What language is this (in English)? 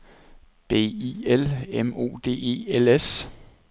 Danish